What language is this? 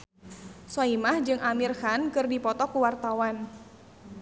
Sundanese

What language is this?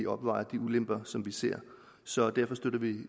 Danish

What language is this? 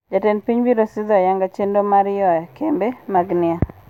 Luo (Kenya and Tanzania)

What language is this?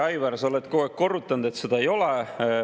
Estonian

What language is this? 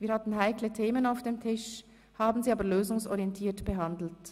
Swiss German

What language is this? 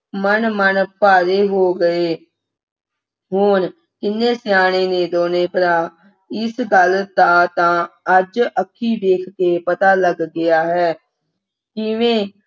Punjabi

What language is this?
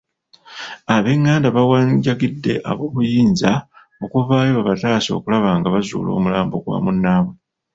Ganda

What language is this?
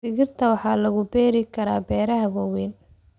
Somali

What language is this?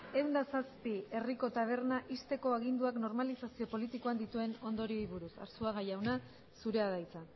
Basque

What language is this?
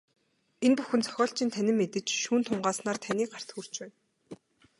Mongolian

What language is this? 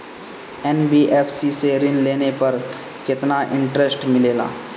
Bhojpuri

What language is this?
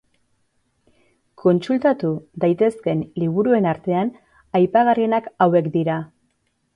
Basque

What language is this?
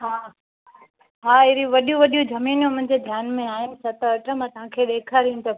Sindhi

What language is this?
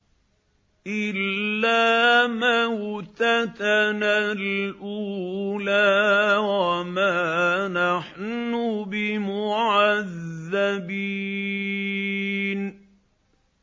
Arabic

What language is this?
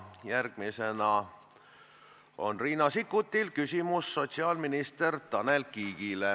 Estonian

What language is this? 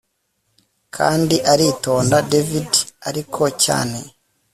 Kinyarwanda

